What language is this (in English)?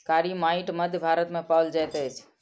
Maithili